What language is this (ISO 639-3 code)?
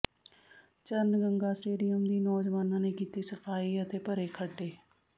pan